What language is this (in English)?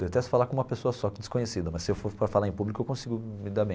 Portuguese